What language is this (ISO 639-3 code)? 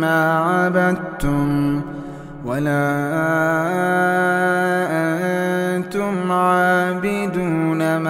ara